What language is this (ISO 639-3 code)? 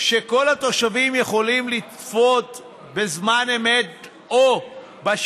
heb